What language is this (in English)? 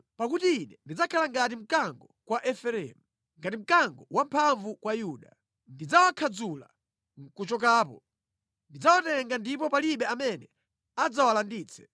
Nyanja